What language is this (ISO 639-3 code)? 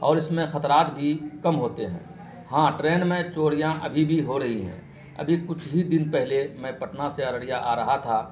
urd